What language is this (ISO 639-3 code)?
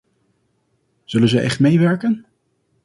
nld